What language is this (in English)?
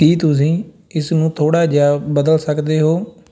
Punjabi